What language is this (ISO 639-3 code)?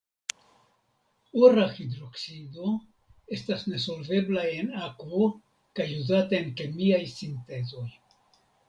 epo